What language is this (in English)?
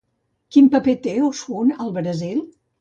Catalan